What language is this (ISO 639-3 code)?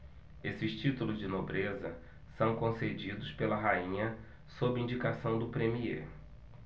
por